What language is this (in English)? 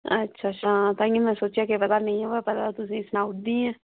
Dogri